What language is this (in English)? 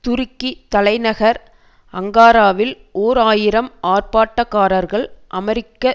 Tamil